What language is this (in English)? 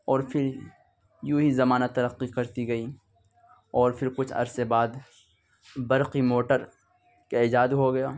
Urdu